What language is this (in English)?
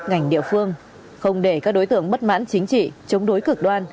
Vietnamese